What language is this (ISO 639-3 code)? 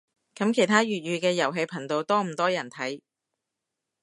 yue